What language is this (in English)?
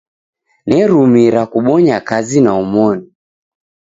Taita